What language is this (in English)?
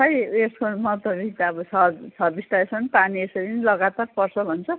Nepali